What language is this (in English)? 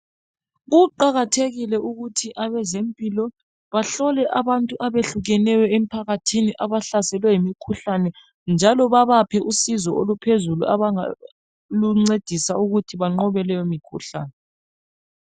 North Ndebele